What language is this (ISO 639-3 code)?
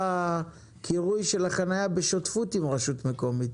heb